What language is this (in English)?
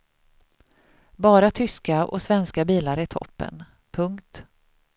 Swedish